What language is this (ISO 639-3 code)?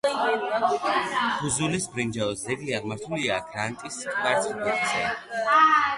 kat